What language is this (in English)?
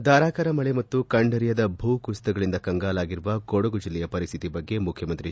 Kannada